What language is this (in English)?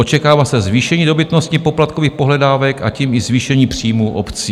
Czech